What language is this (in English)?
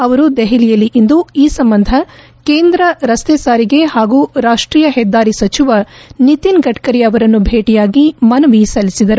Kannada